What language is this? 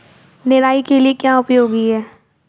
Hindi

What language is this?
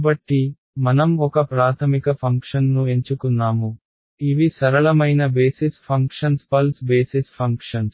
Telugu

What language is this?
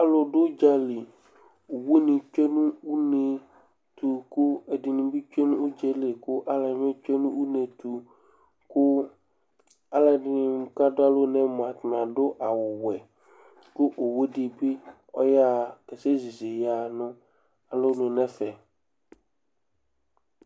Ikposo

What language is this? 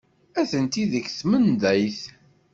Kabyle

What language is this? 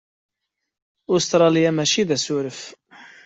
Kabyle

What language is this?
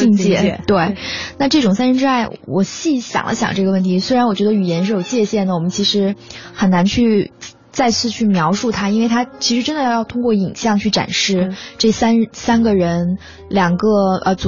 Chinese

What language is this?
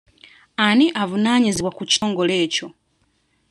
Ganda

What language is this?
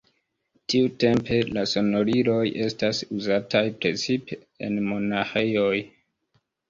Esperanto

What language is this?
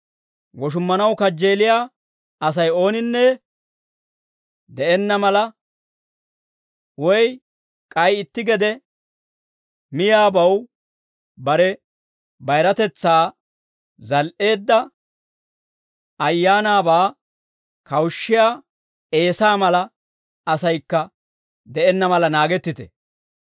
Dawro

